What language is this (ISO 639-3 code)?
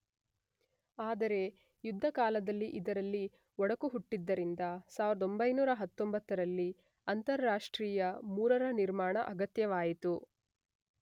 kan